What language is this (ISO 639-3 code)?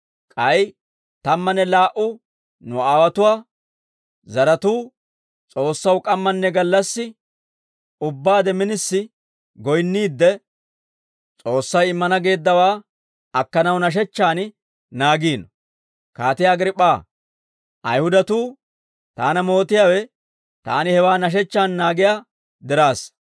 dwr